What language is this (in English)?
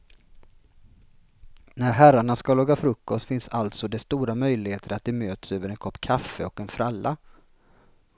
Swedish